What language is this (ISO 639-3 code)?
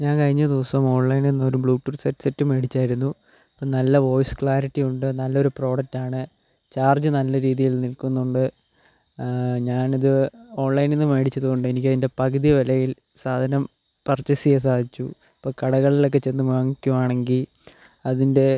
mal